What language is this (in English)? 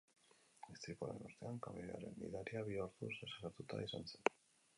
Basque